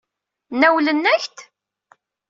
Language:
Kabyle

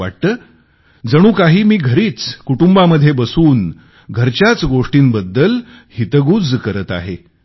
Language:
Marathi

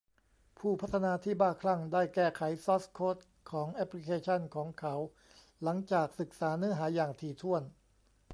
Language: Thai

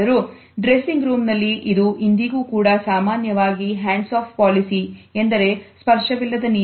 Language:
Kannada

